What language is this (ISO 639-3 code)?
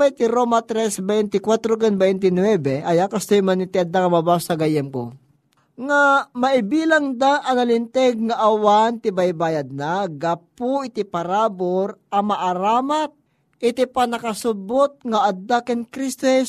fil